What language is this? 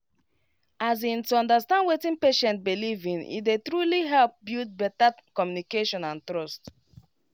Nigerian Pidgin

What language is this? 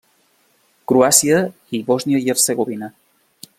Catalan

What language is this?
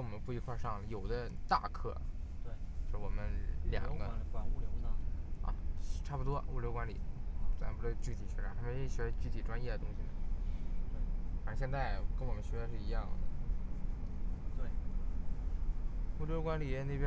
Chinese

